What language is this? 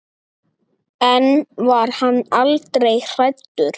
Icelandic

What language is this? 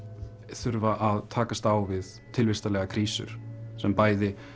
Icelandic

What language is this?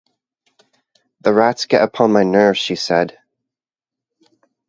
English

